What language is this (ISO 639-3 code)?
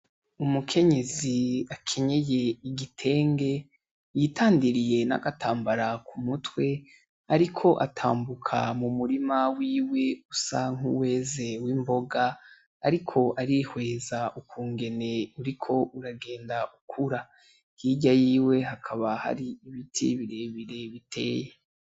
run